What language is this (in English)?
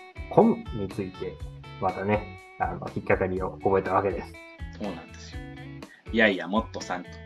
Japanese